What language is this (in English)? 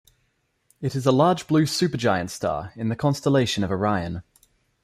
English